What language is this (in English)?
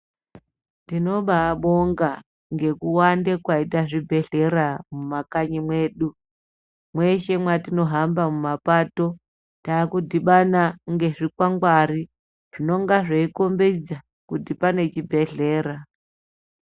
Ndau